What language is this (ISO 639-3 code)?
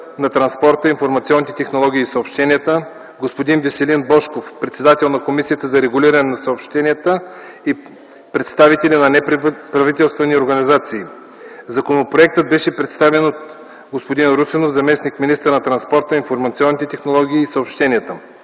bul